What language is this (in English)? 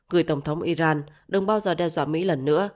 Vietnamese